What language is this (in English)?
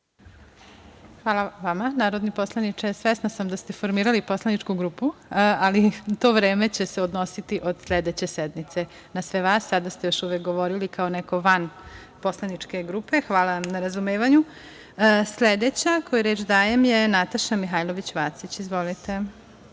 Serbian